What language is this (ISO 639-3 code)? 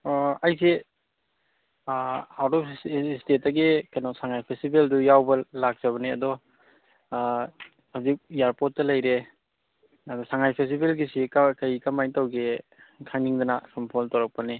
mni